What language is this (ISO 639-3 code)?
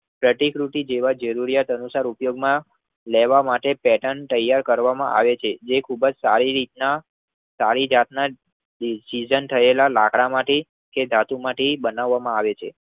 guj